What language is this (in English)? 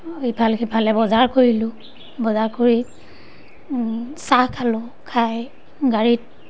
Assamese